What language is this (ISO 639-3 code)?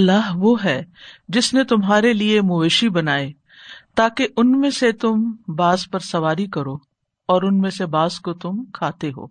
urd